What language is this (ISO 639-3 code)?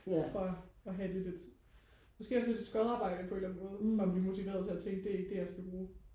dan